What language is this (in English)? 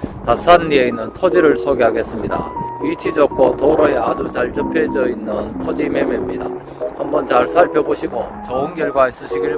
Korean